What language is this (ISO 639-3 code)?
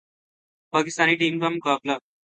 urd